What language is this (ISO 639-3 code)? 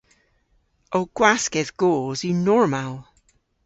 cor